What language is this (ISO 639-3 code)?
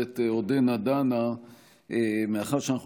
heb